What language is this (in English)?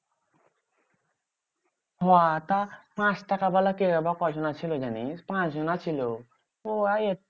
Bangla